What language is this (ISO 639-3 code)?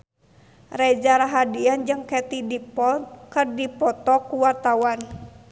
sun